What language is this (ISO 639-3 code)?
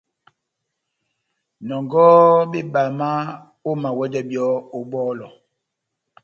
bnm